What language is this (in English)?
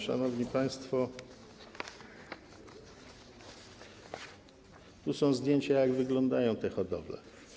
Polish